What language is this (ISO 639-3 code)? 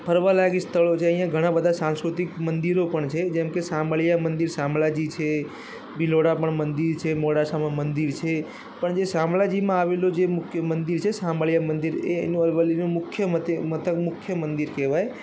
guj